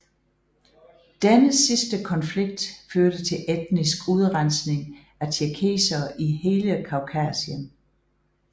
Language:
Danish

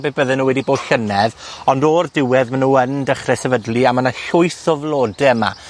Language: Welsh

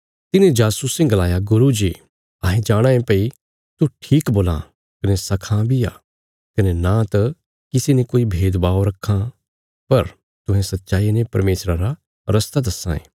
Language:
Bilaspuri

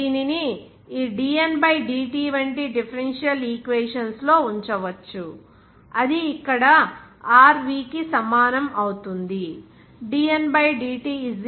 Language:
Telugu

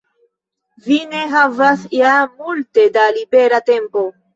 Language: Esperanto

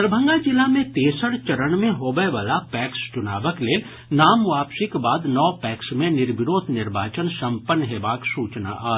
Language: Maithili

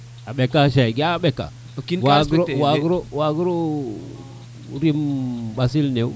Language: Serer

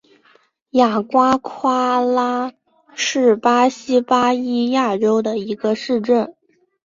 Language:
Chinese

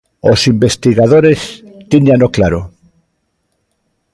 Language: Galician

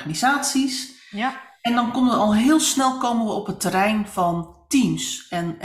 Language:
Dutch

